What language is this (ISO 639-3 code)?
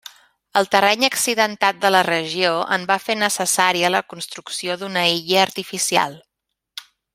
cat